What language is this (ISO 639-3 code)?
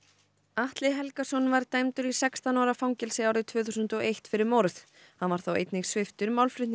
isl